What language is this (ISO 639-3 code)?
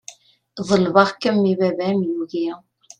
kab